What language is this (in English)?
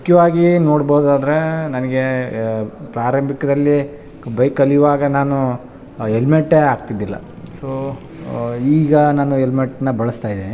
Kannada